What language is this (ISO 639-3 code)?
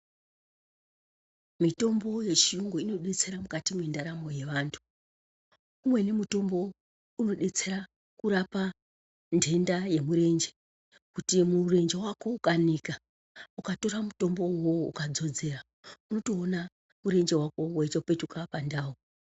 ndc